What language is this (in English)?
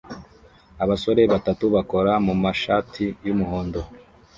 Kinyarwanda